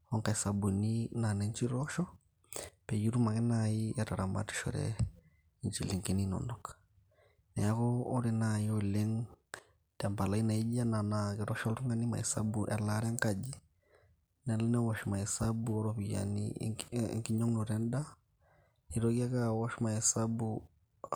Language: Masai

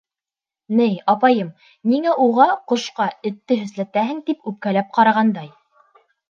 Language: Bashkir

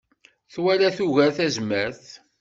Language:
Kabyle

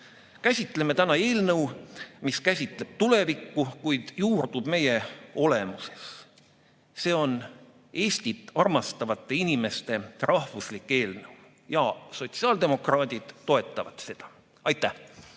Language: Estonian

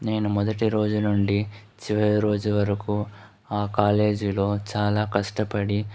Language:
Telugu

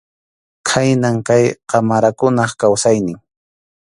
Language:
Arequipa-La Unión Quechua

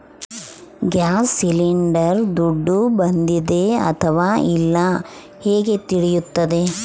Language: Kannada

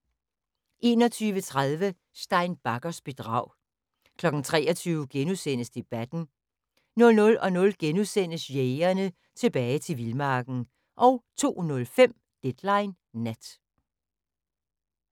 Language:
Danish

